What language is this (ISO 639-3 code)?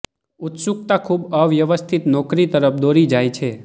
guj